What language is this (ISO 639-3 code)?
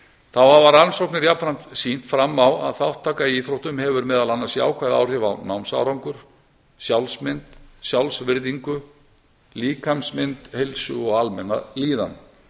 isl